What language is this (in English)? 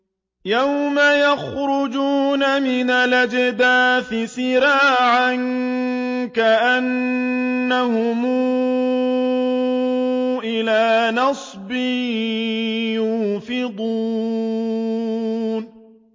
Arabic